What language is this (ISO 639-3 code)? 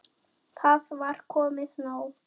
isl